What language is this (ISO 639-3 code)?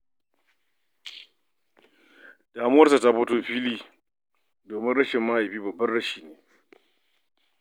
hau